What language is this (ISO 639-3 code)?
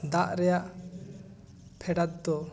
sat